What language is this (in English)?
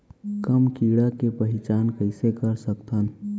Chhattisgarhi